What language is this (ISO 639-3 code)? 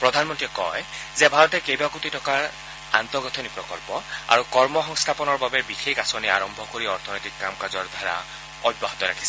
asm